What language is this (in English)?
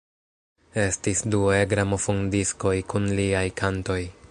Esperanto